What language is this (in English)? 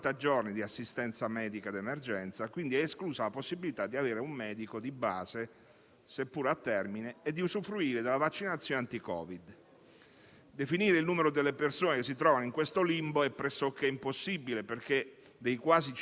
Italian